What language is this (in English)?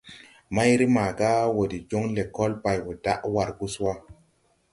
Tupuri